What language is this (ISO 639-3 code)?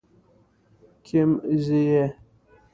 pus